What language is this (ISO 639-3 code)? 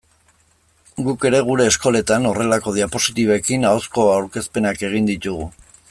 eus